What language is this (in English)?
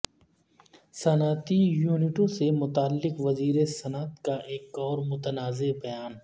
Urdu